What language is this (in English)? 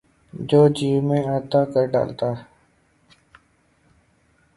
Urdu